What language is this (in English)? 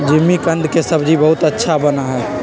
Magahi